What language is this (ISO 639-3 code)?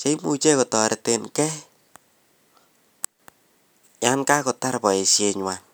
kln